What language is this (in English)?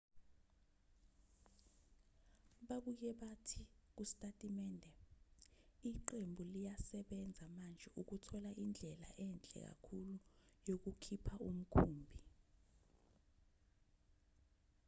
Zulu